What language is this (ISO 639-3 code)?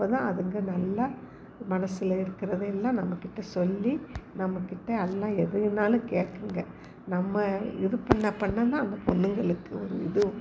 tam